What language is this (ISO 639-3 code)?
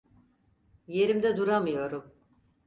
tur